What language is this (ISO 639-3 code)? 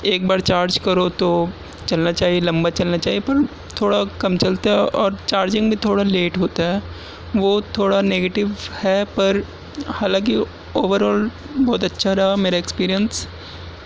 urd